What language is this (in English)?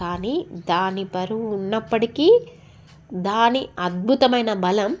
Telugu